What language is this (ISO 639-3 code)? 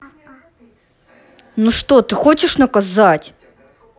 rus